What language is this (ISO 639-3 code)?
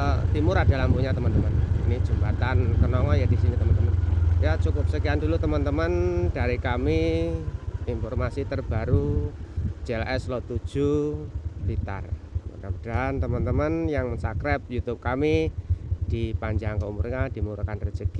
ind